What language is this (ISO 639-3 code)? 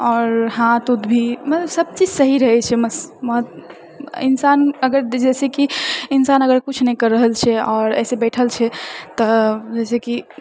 mai